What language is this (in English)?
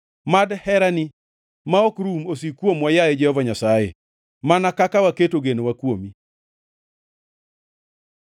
Luo (Kenya and Tanzania)